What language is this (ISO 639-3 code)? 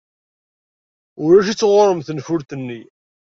kab